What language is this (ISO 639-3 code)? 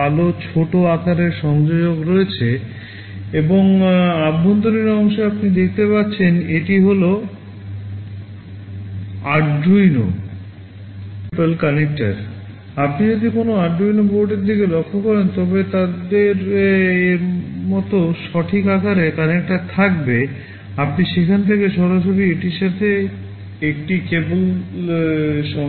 ben